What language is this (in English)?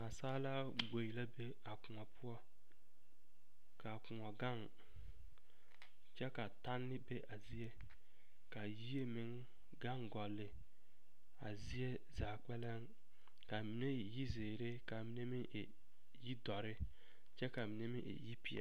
Southern Dagaare